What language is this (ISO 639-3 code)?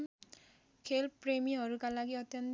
nep